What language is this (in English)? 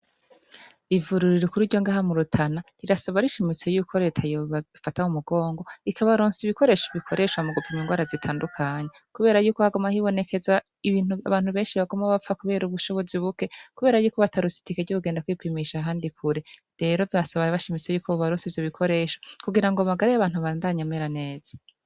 Rundi